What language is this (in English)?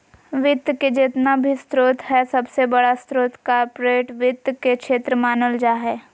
Magahi